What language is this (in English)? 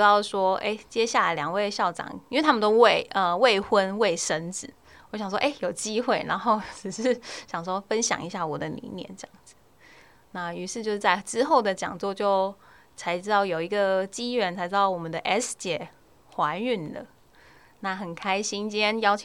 Chinese